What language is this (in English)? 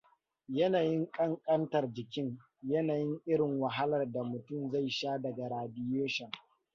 Hausa